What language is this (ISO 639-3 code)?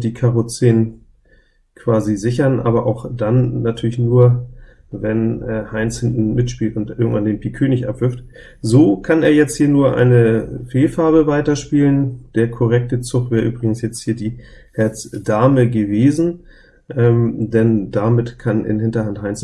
deu